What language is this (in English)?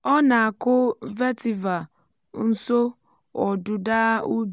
Igbo